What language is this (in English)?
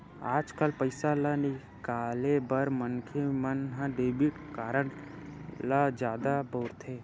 Chhattisgarhi